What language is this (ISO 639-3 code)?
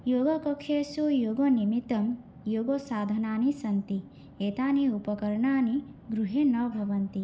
san